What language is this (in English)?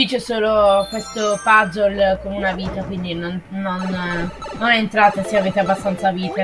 Italian